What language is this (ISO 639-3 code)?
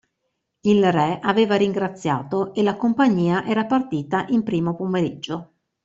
ita